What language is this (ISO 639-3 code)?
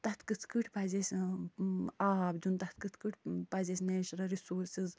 kas